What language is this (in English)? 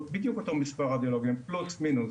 Hebrew